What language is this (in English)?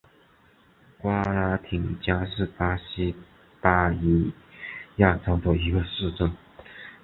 Chinese